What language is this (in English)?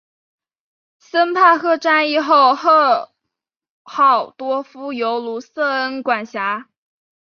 Chinese